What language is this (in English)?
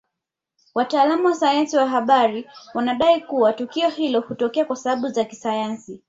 Swahili